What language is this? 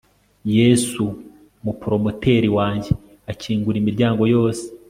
Kinyarwanda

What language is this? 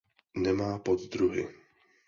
Czech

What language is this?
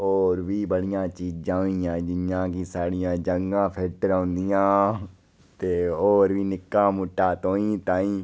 Dogri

